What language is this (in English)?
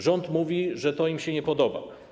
Polish